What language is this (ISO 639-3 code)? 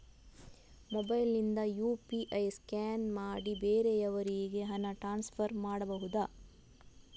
kan